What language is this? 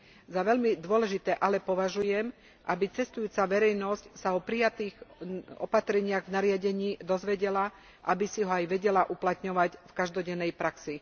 Slovak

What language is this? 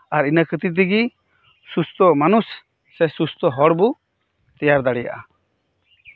Santali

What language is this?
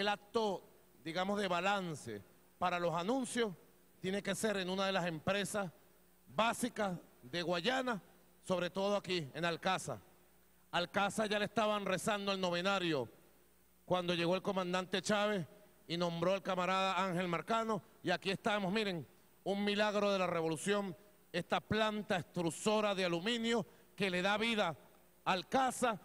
Spanish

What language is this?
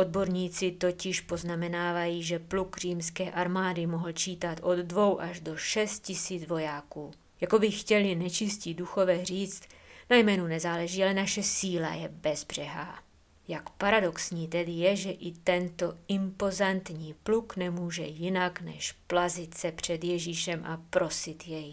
Czech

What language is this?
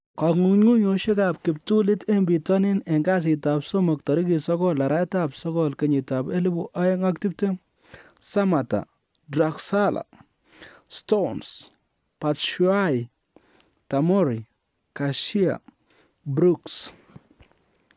Kalenjin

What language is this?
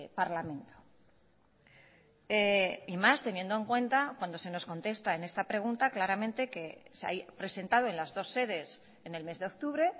Spanish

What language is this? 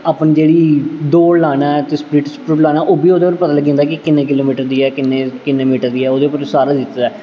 Dogri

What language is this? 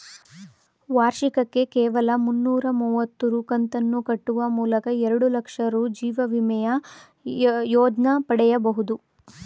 Kannada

